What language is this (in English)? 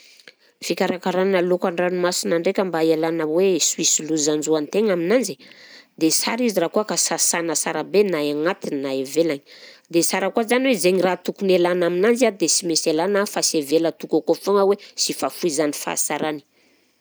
Southern Betsimisaraka Malagasy